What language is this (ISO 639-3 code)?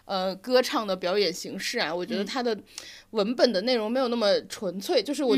zho